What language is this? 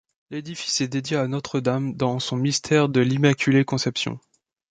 French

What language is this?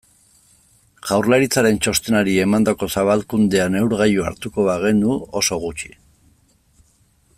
Basque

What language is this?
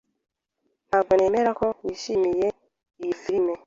Kinyarwanda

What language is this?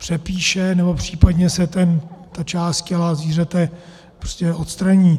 Czech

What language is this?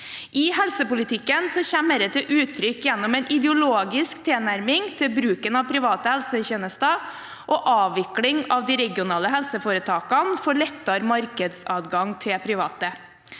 Norwegian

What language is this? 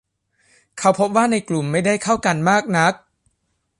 Thai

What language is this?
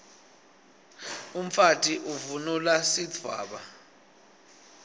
Swati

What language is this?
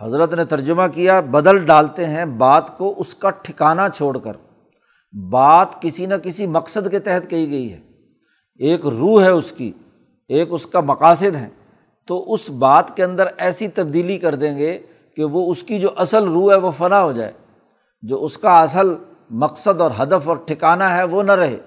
Urdu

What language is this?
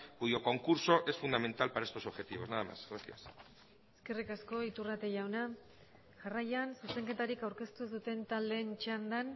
Basque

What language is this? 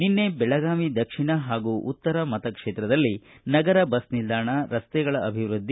Kannada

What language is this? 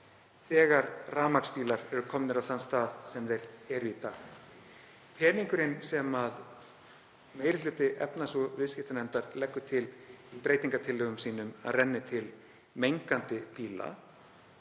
Icelandic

